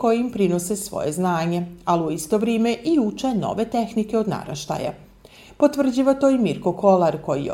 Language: Croatian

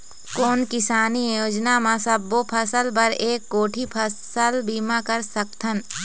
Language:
Chhattisgarhi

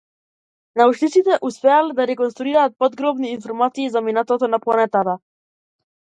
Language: Macedonian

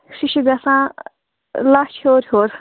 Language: Kashmiri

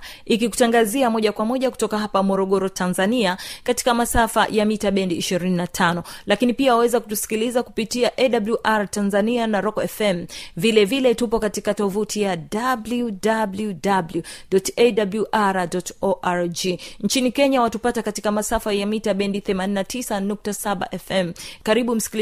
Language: Swahili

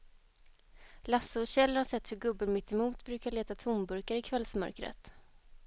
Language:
Swedish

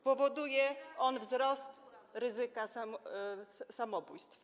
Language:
Polish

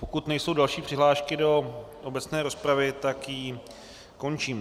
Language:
Czech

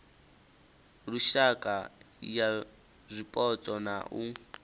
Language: Venda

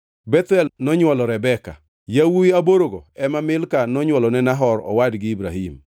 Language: Luo (Kenya and Tanzania)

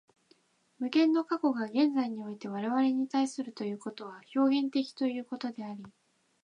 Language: Japanese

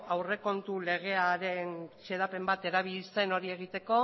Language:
Basque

